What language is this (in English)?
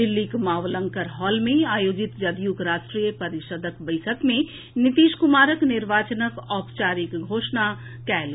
Maithili